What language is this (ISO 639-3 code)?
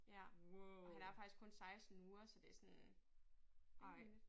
dan